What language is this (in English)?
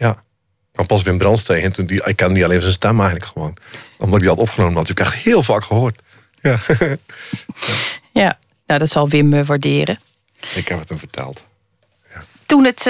Dutch